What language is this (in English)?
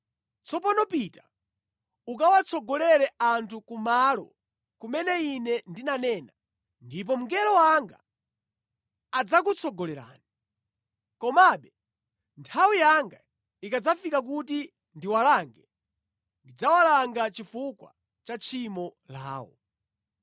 Nyanja